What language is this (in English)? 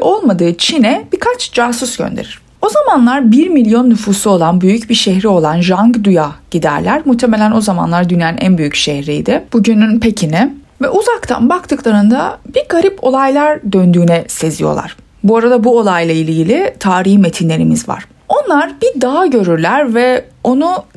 Turkish